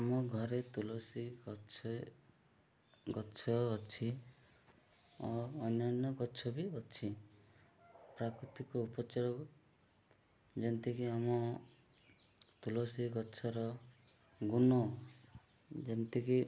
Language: Odia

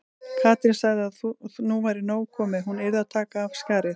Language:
Icelandic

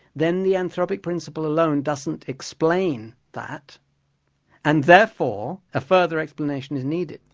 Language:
English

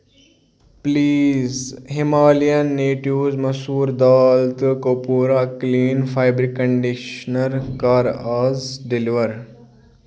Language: Kashmiri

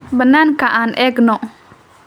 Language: Somali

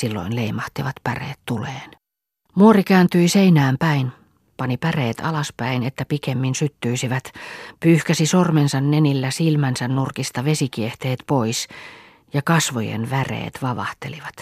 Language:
Finnish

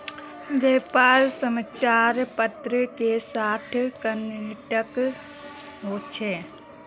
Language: Magahi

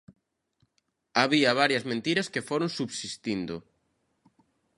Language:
Galician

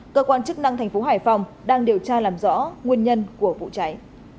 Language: Vietnamese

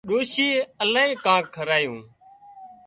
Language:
Wadiyara Koli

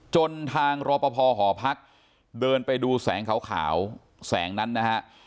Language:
Thai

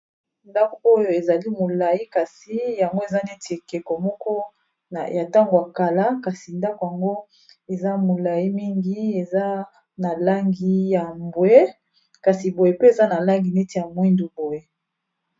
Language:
Lingala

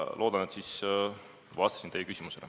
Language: Estonian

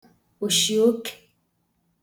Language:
Igbo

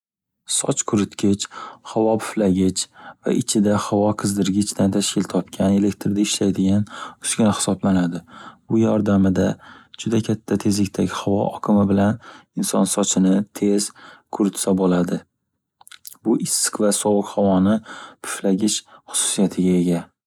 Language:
Uzbek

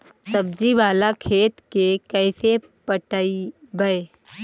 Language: Magahi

